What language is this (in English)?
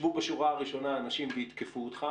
Hebrew